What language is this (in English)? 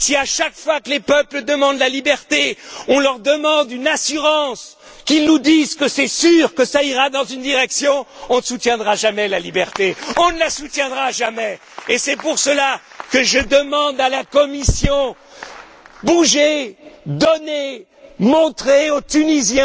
French